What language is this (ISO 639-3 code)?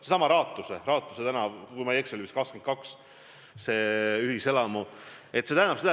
est